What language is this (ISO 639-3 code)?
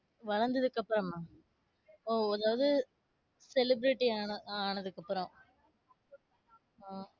tam